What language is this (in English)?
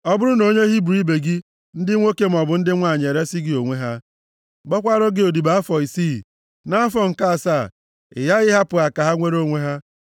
Igbo